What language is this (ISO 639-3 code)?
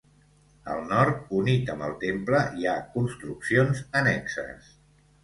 cat